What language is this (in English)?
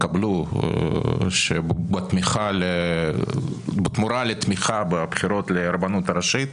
Hebrew